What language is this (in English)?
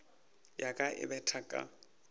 Northern Sotho